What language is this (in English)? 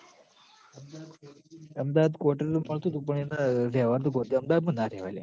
Gujarati